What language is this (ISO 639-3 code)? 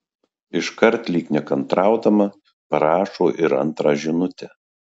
lit